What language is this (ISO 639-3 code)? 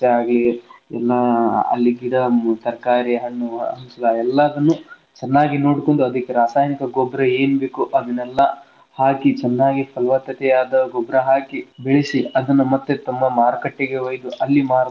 kan